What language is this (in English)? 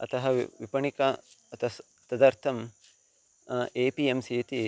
Sanskrit